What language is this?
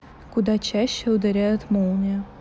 Russian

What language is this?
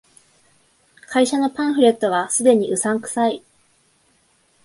Japanese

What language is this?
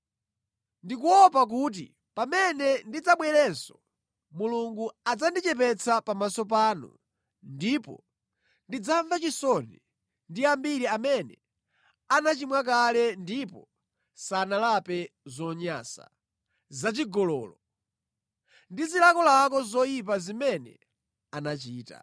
Nyanja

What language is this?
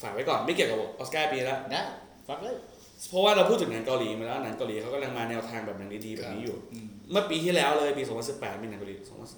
Thai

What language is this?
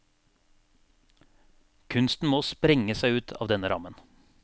Norwegian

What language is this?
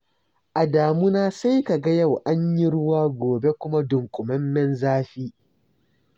Hausa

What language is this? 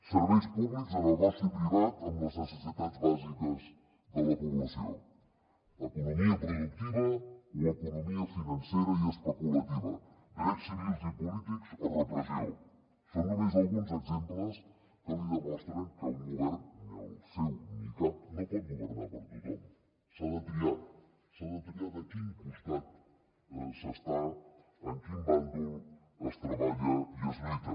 Catalan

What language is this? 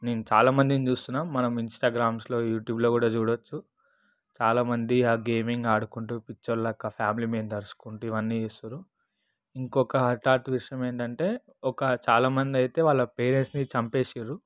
Telugu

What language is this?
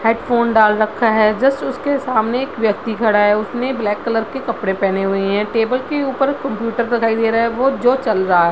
Hindi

